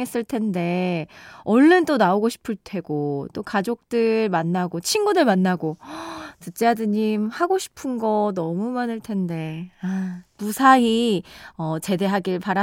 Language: Korean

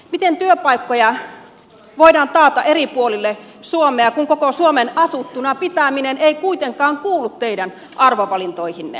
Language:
Finnish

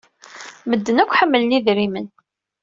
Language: Kabyle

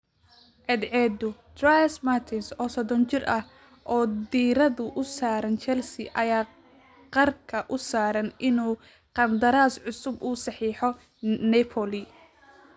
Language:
Somali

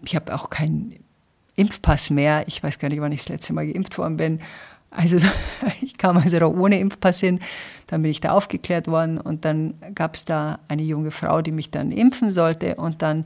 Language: German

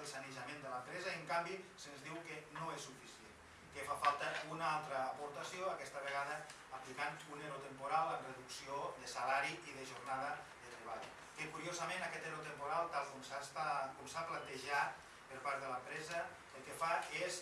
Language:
Spanish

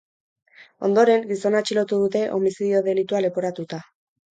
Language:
Basque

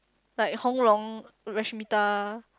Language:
English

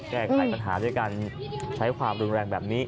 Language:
Thai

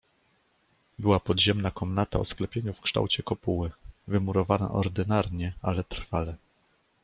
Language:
Polish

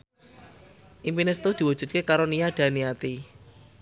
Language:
Javanese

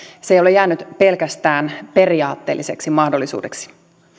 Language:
Finnish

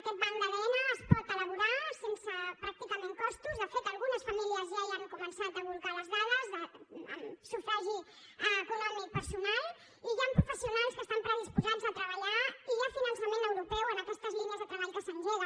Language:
Catalan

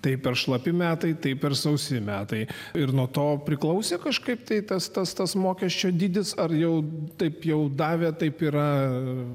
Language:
Lithuanian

